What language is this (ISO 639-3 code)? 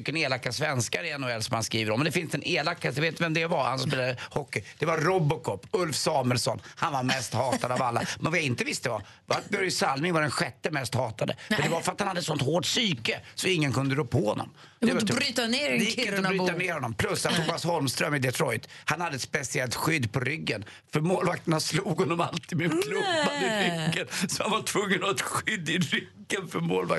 swe